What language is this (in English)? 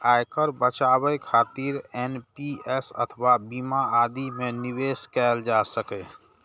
Maithili